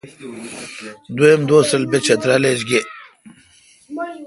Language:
Kalkoti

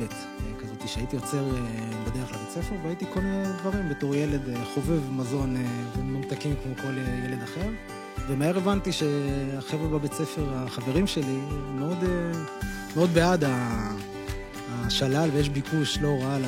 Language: Hebrew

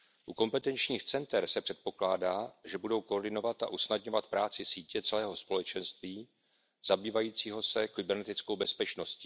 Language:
Czech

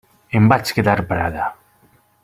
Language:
Catalan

